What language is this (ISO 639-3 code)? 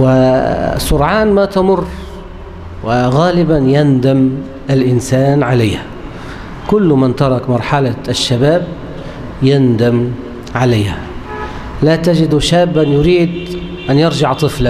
ara